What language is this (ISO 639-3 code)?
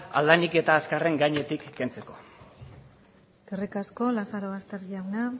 eus